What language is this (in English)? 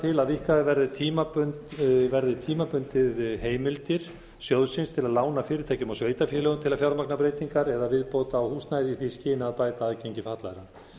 Icelandic